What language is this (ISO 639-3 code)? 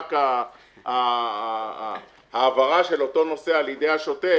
heb